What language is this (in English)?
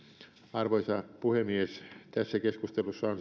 Finnish